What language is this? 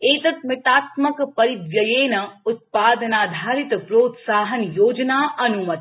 Sanskrit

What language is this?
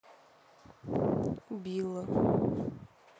Russian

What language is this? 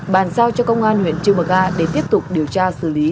Vietnamese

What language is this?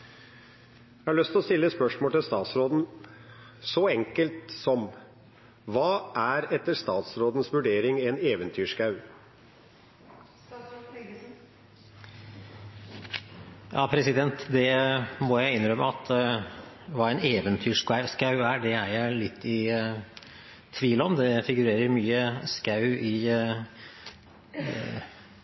Norwegian Bokmål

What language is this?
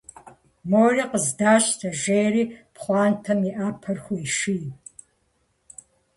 Kabardian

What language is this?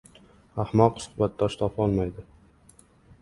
Uzbek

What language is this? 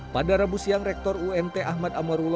Indonesian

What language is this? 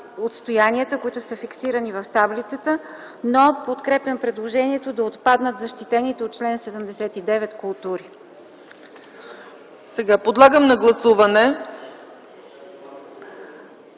Bulgarian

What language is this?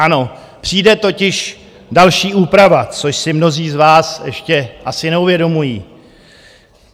Czech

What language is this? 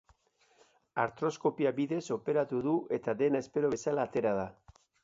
Basque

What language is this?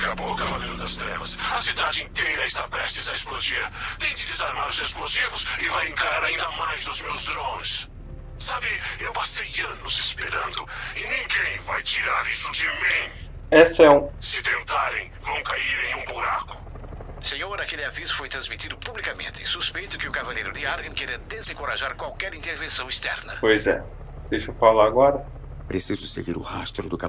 Portuguese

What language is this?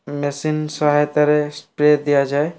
Odia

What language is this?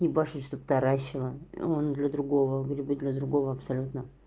Russian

